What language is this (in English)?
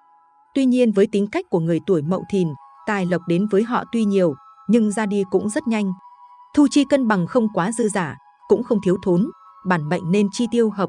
Vietnamese